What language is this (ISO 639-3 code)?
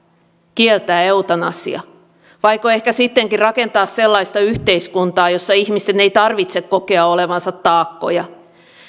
fin